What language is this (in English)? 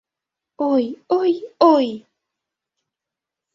Mari